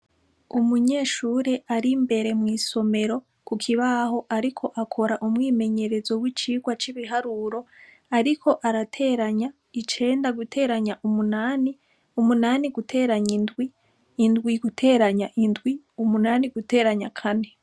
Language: Rundi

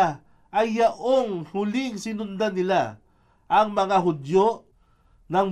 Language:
Filipino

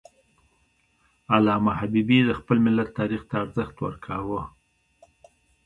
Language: Pashto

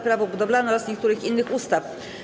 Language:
Polish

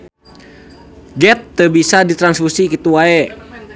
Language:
Sundanese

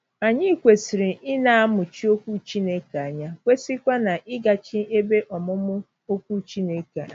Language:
Igbo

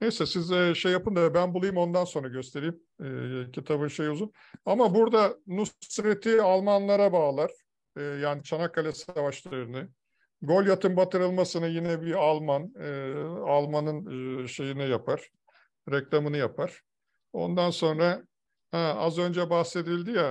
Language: Turkish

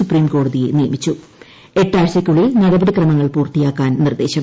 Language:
Malayalam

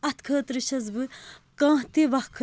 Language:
Kashmiri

